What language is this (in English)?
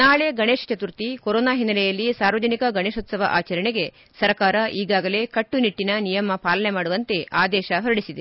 Kannada